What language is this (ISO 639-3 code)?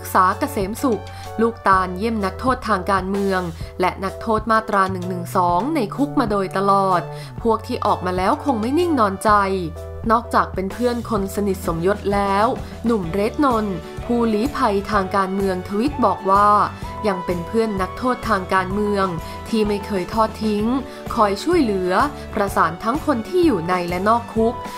tha